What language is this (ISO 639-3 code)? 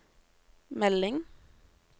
nor